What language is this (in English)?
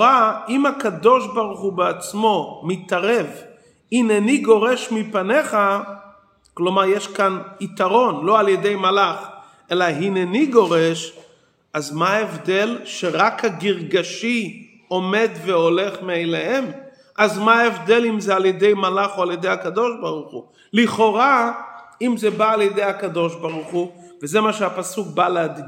Hebrew